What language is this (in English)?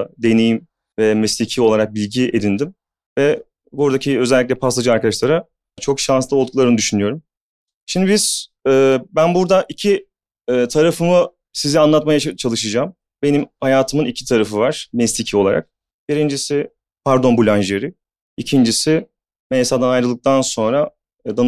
Turkish